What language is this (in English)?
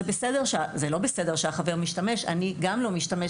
Hebrew